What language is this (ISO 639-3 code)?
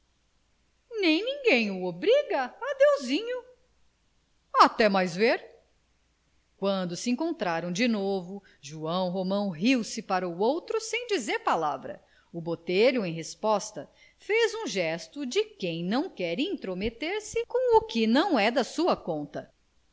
por